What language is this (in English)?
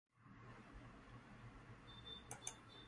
Portuguese